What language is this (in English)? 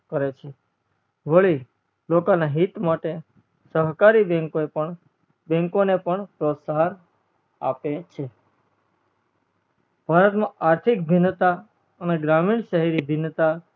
Gujarati